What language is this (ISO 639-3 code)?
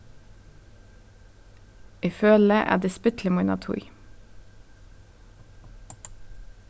fao